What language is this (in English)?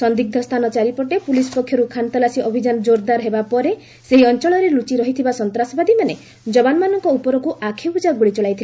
Odia